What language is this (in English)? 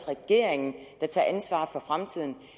Danish